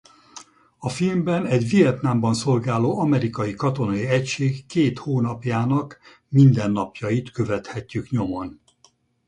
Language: Hungarian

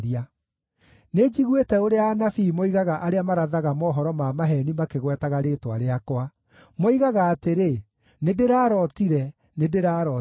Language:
Kikuyu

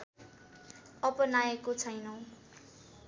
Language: Nepali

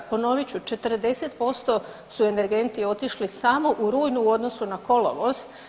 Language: Croatian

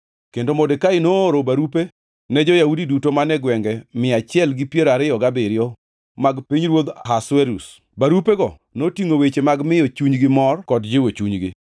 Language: Luo (Kenya and Tanzania)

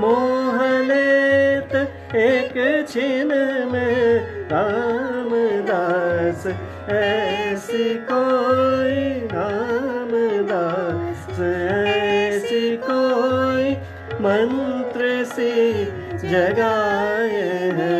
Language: Hindi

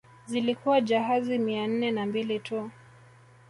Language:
Swahili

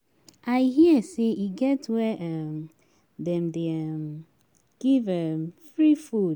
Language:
Nigerian Pidgin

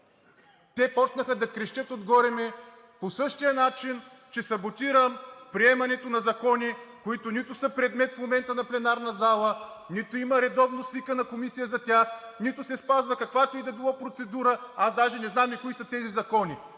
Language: Bulgarian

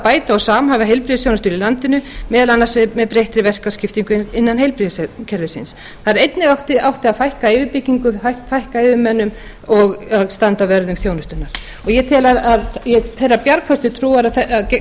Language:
Icelandic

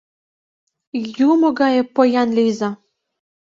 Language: Mari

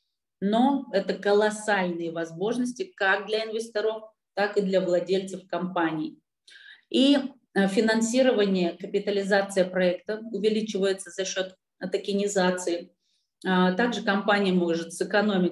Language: Russian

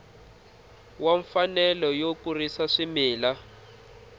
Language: Tsonga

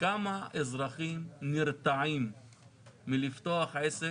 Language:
Hebrew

